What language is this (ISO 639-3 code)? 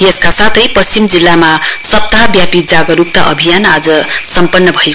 nep